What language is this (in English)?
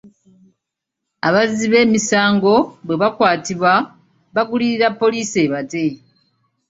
Ganda